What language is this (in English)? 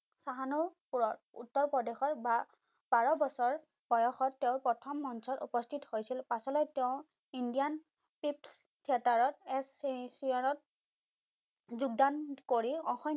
Assamese